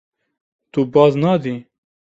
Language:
Kurdish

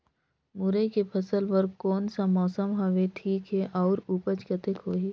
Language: Chhattisgarhi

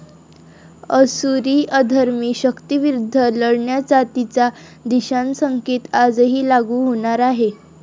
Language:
Marathi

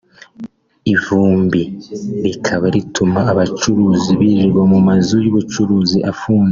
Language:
Kinyarwanda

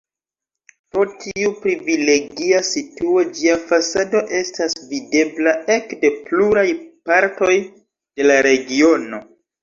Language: Esperanto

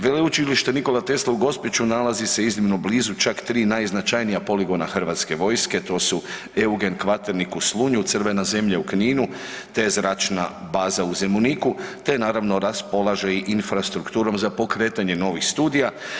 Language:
Croatian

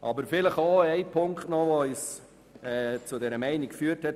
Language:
Swiss German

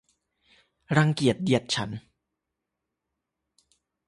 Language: Thai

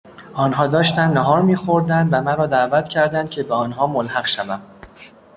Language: Persian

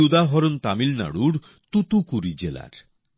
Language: Bangla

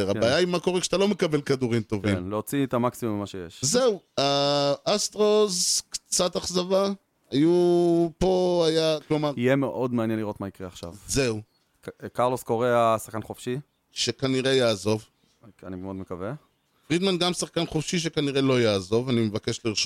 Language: Hebrew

